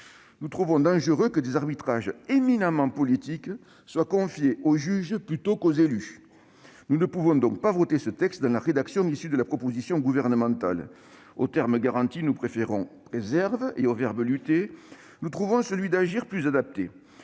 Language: French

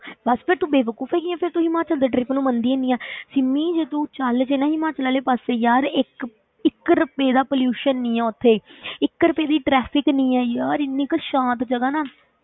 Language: Punjabi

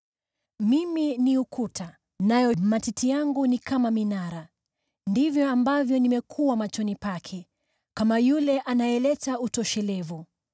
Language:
Swahili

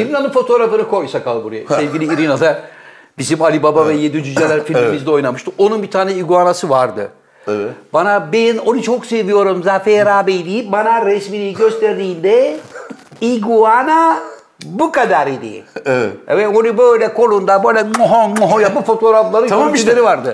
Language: Turkish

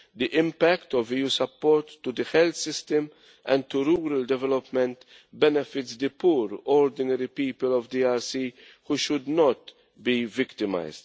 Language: English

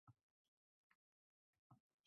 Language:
Uzbek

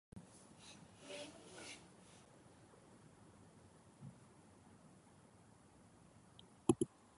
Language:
Belarusian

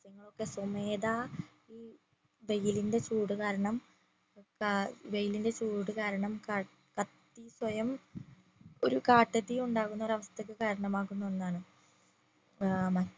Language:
Malayalam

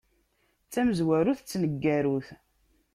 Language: Kabyle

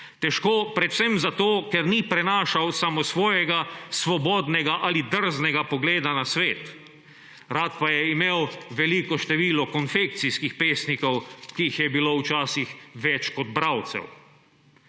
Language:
Slovenian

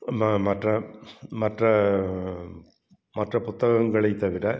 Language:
Tamil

